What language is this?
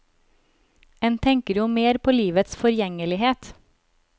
Norwegian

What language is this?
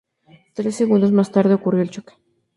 Spanish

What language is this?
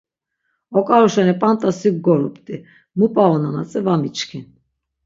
Laz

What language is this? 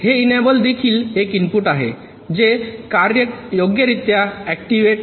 Marathi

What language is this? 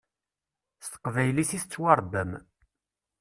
Kabyle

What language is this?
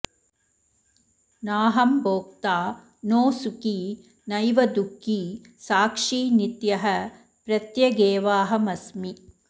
Sanskrit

